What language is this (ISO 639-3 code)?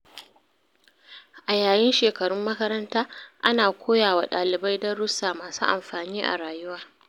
hau